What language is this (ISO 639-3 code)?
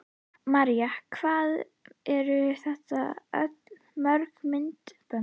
isl